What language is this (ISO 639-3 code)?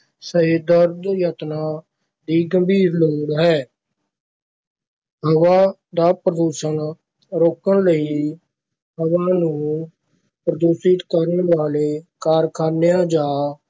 pan